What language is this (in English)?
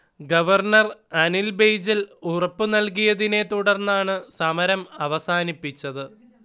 Malayalam